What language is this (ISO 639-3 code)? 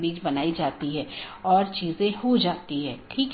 hin